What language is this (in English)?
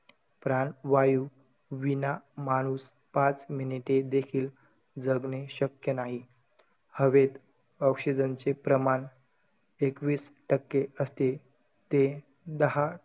Marathi